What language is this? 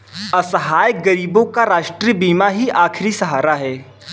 Hindi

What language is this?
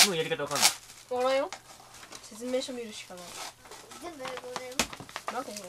Japanese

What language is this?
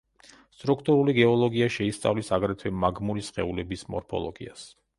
Georgian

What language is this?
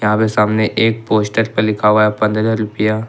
Hindi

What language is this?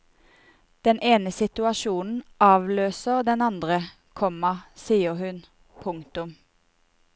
Norwegian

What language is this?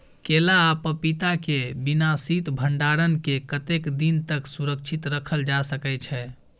Maithili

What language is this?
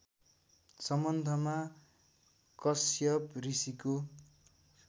Nepali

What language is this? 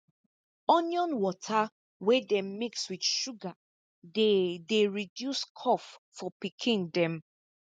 Nigerian Pidgin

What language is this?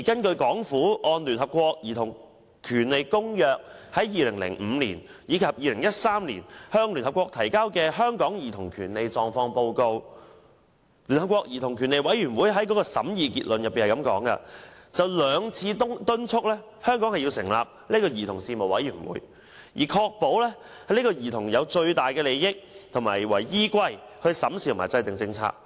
Cantonese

